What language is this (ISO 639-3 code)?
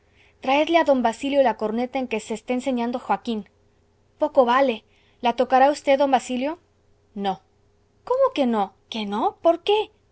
spa